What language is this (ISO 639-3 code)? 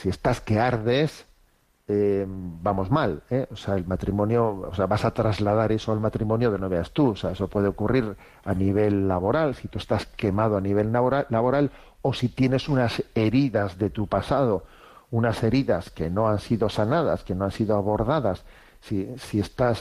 spa